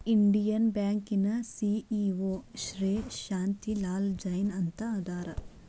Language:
Kannada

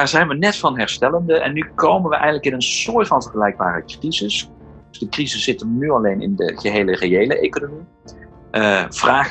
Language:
Dutch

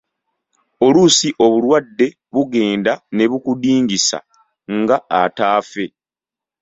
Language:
Ganda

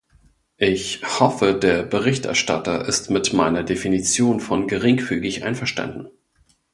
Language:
German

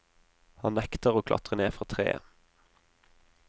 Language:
Norwegian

